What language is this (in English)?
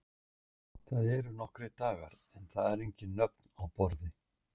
Icelandic